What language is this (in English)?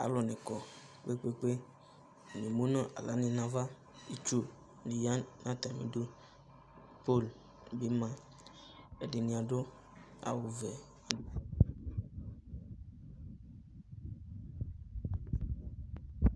Ikposo